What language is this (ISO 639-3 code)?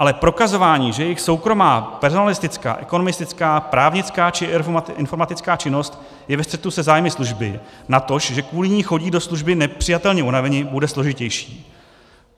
ces